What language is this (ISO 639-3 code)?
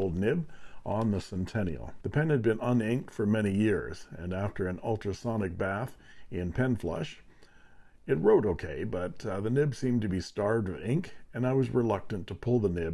eng